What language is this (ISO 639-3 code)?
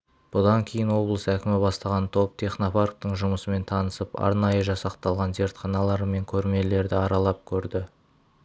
kaz